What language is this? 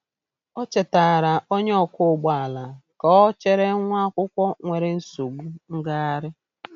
Igbo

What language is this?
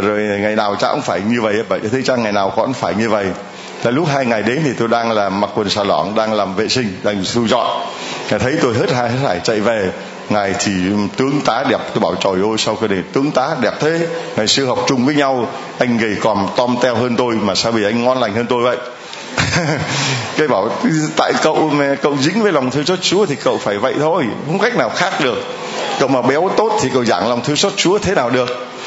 Vietnamese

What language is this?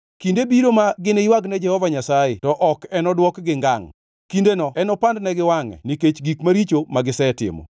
Luo (Kenya and Tanzania)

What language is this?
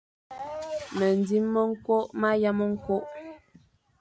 Fang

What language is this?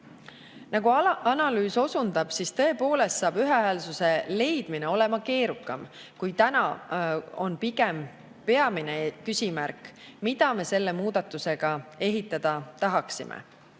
Estonian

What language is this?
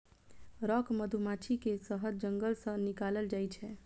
Maithili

